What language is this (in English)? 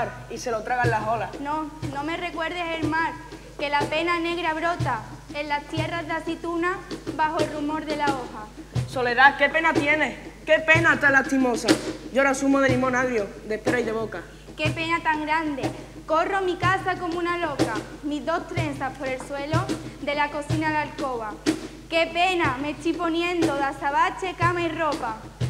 Spanish